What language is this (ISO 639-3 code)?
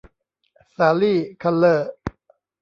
tha